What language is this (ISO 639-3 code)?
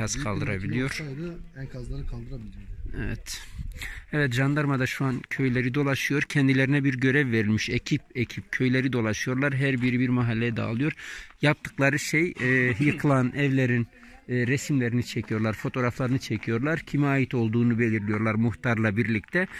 tur